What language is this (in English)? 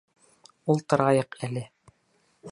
Bashkir